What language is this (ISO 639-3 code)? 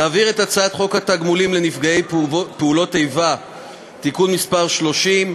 heb